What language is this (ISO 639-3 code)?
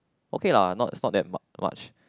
eng